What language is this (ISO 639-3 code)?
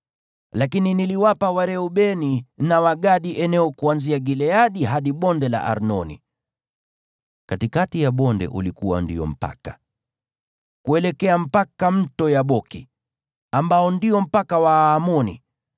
swa